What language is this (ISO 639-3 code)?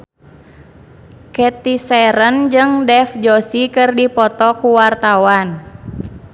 sun